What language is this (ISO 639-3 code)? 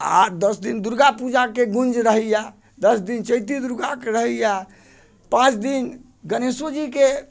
mai